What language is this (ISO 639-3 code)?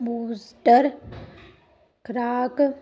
pan